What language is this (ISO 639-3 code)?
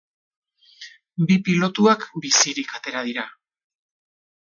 eus